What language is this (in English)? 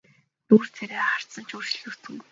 Mongolian